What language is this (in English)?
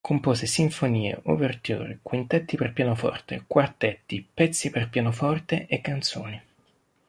Italian